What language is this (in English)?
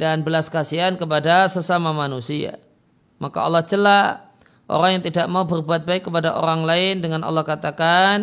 Indonesian